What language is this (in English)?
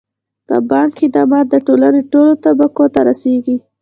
Pashto